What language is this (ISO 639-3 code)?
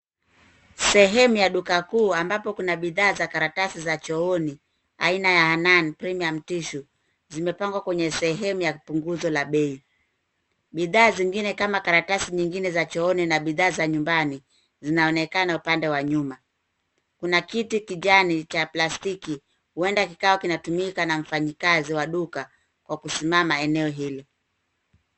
swa